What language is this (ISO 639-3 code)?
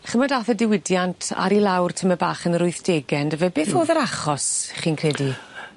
cym